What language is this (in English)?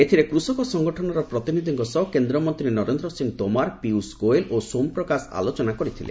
Odia